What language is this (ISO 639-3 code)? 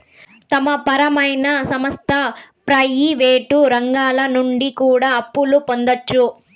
tel